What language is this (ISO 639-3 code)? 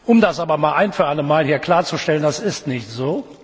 deu